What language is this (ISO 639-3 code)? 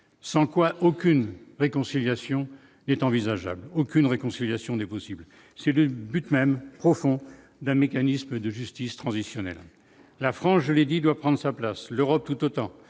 fra